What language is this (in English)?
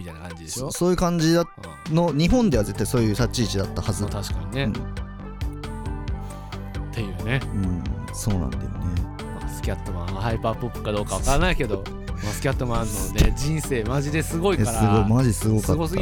Japanese